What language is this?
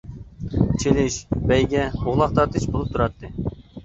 Uyghur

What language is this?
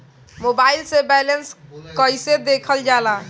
Bhojpuri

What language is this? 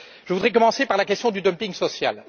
French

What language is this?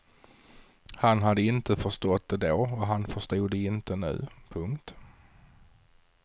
Swedish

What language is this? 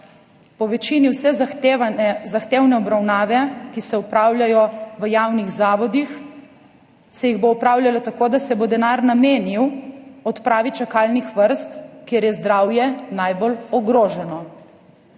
Slovenian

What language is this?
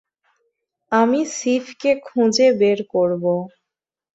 Bangla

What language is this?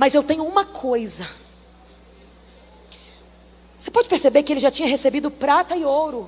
Portuguese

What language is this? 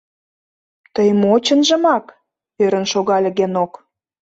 Mari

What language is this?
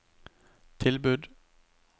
Norwegian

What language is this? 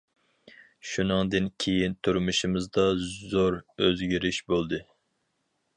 Uyghur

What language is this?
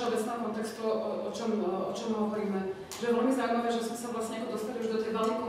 Slovak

